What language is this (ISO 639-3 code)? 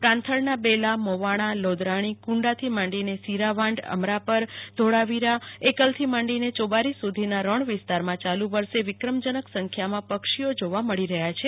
guj